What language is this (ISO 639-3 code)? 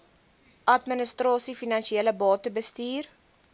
afr